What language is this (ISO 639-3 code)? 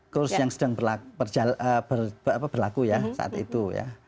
ind